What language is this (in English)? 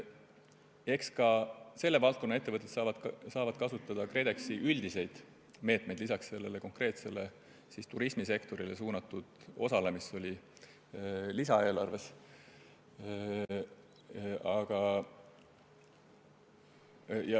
Estonian